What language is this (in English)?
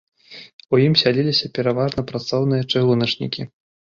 Belarusian